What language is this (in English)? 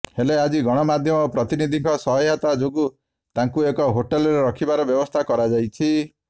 Odia